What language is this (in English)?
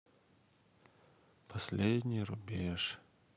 Russian